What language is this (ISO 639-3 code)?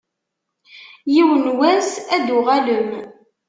kab